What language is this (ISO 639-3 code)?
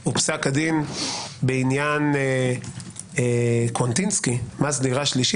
heb